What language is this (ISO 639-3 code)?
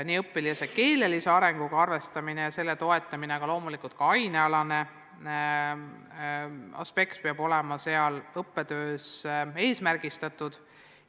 est